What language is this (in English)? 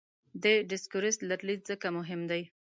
Pashto